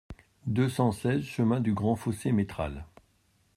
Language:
French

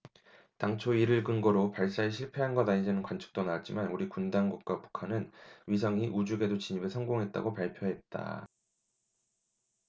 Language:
Korean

